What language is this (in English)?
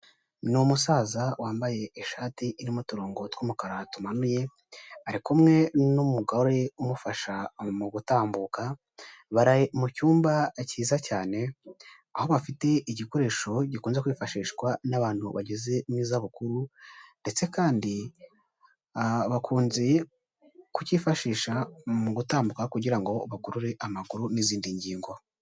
Kinyarwanda